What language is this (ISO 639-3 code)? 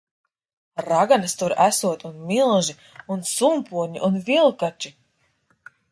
lav